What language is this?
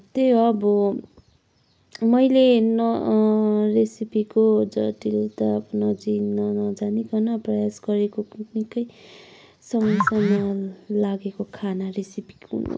Nepali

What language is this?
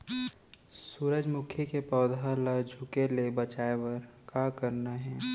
Chhattisgarhi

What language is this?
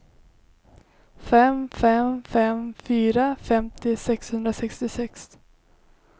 Swedish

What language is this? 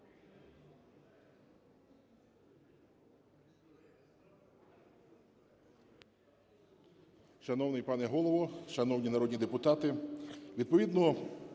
Ukrainian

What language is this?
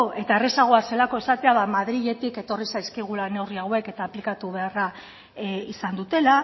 Basque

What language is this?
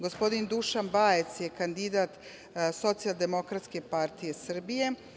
Serbian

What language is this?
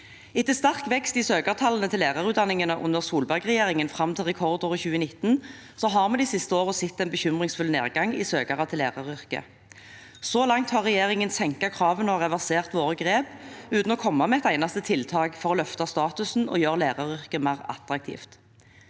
Norwegian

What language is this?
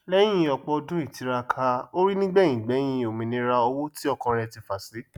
Yoruba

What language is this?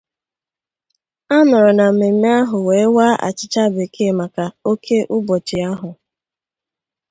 Igbo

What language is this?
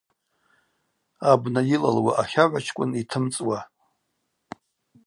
Abaza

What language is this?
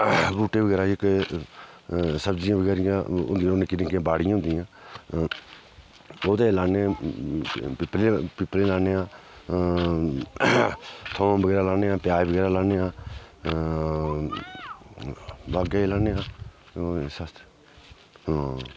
Dogri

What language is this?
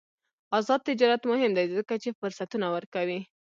Pashto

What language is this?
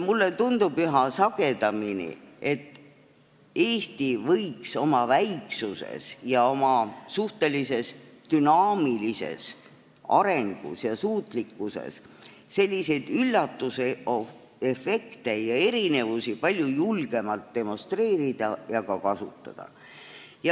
Estonian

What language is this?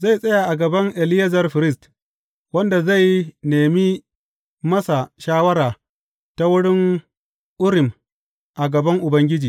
Hausa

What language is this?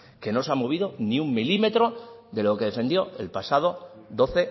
Spanish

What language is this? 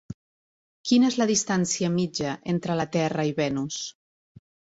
Catalan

